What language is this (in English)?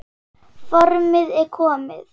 Icelandic